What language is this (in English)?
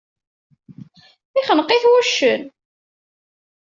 Kabyle